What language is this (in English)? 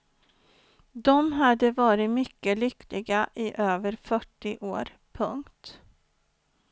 Swedish